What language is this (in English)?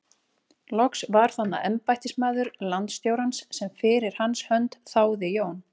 Icelandic